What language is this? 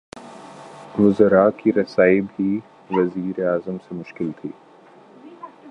Urdu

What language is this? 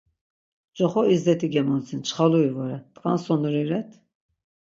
Laz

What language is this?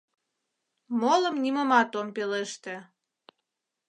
Mari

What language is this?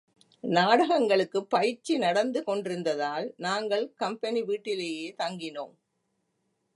Tamil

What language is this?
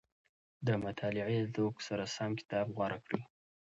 Pashto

